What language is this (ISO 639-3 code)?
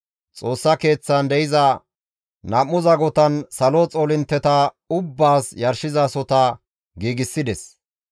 gmv